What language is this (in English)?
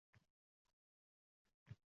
Uzbek